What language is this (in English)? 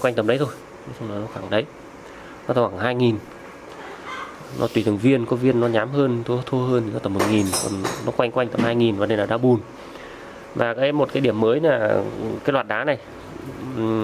Vietnamese